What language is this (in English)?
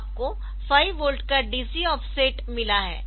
Hindi